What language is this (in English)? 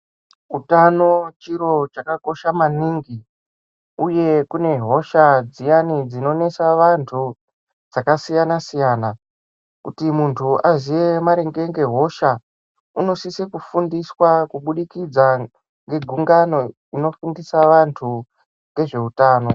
Ndau